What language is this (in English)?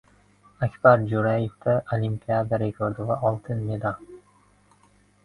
Uzbek